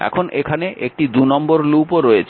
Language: Bangla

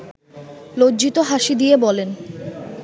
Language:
Bangla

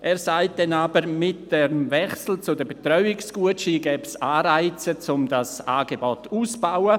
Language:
Swiss German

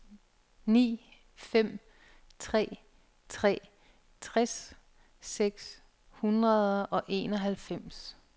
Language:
Danish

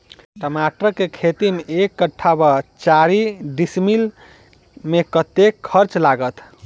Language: Maithili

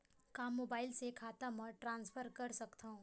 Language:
Chhattisgarhi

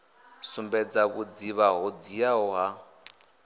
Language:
Venda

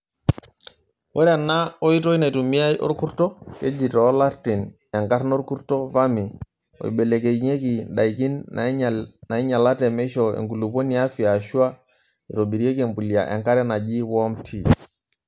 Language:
Masai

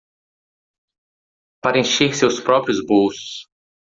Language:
Portuguese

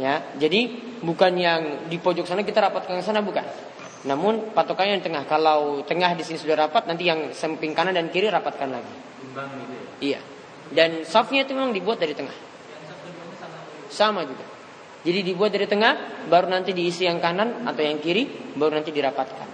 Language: Indonesian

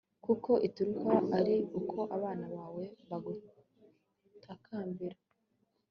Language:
Kinyarwanda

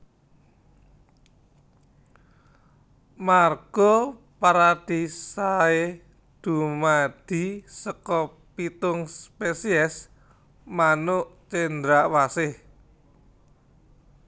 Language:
Javanese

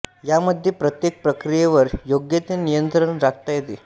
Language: Marathi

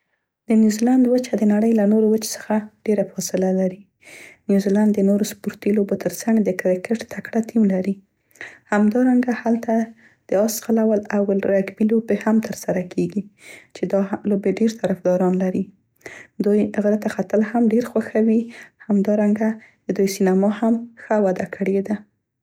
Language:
Central Pashto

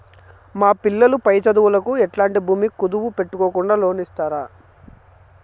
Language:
Telugu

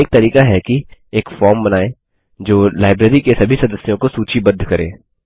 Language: Hindi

